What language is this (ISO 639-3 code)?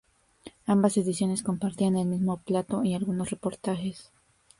spa